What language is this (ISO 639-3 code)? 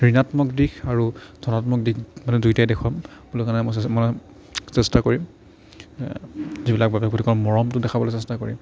asm